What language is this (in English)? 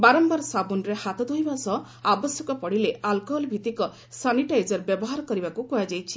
Odia